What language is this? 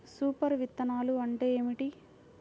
Telugu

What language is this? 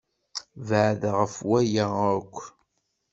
Kabyle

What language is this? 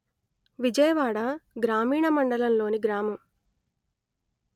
Telugu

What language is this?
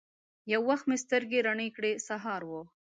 Pashto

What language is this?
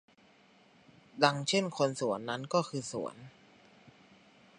Thai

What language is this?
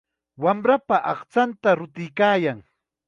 Chiquián Ancash Quechua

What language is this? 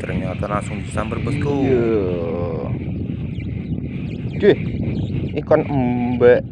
Indonesian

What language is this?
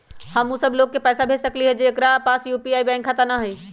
Magahi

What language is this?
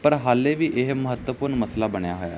Punjabi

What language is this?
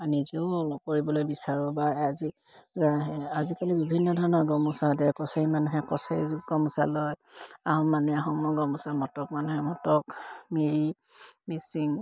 Assamese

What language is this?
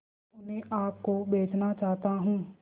Hindi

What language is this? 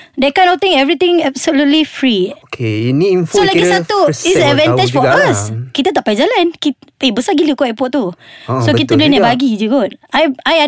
Malay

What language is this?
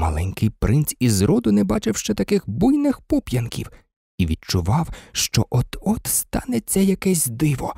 Ukrainian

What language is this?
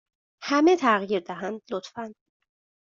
Persian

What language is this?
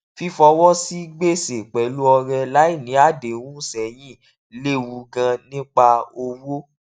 Yoruba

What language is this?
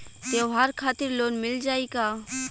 Bhojpuri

